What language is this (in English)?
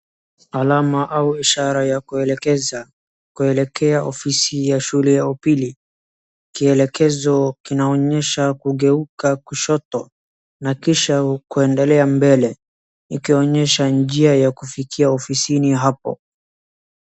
Swahili